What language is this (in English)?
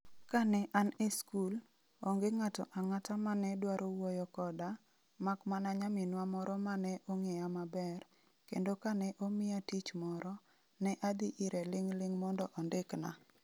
Luo (Kenya and Tanzania)